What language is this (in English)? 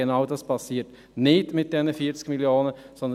Swiss German